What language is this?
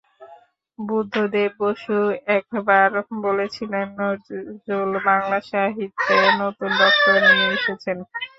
Bangla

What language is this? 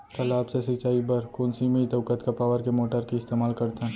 Chhattisgarhi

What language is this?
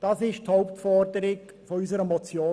Swiss German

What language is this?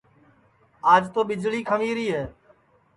Sansi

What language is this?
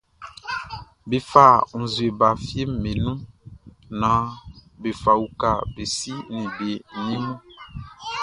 Baoulé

